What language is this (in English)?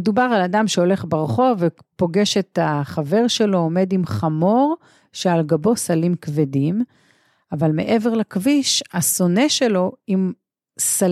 Hebrew